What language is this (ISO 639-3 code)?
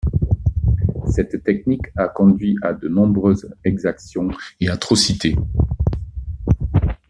fra